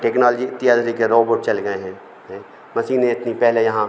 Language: Hindi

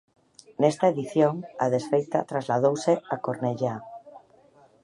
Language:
Galician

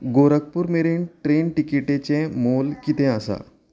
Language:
Konkani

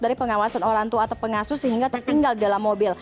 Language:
Indonesian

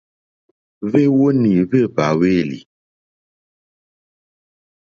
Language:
Mokpwe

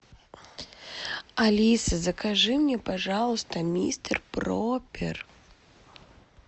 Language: Russian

